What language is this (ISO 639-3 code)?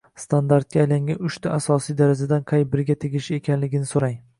uzb